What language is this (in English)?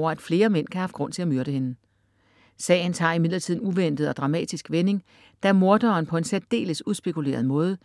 Danish